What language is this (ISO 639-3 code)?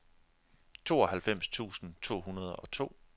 dan